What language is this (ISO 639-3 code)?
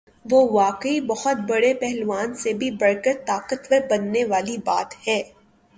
urd